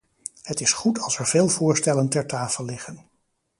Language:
Dutch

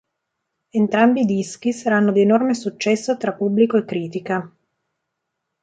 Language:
Italian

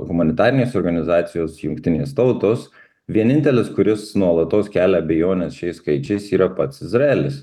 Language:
Lithuanian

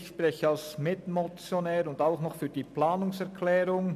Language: Swiss German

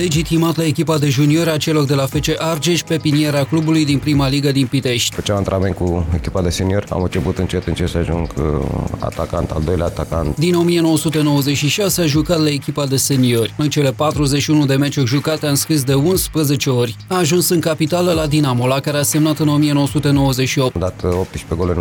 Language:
Romanian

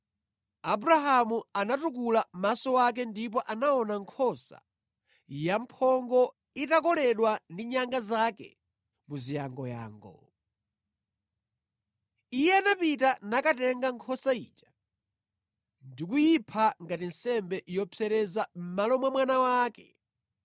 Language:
Nyanja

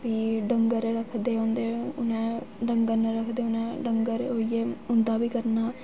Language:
Dogri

